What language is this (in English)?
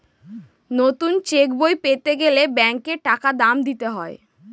Bangla